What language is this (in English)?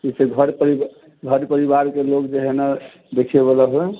Maithili